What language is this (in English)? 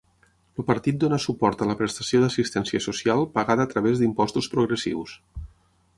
Catalan